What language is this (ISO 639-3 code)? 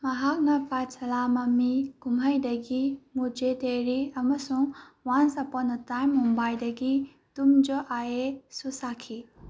mni